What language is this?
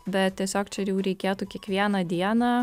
Lithuanian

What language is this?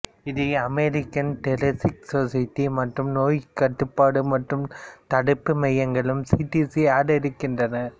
Tamil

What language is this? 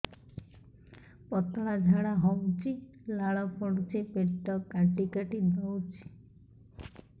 Odia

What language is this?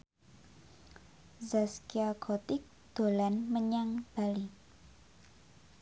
Javanese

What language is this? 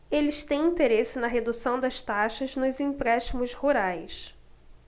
Portuguese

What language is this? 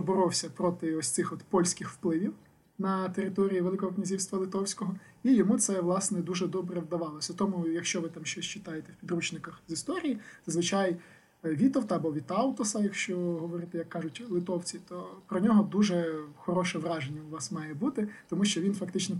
Ukrainian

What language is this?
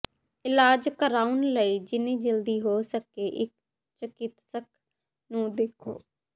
Punjabi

